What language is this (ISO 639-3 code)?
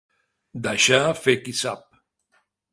cat